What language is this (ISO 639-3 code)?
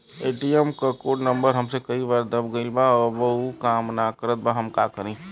bho